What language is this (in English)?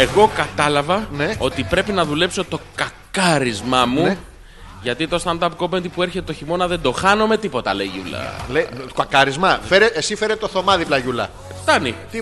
Greek